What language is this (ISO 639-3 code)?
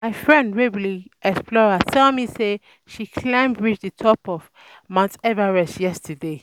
pcm